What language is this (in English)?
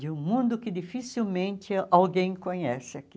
Portuguese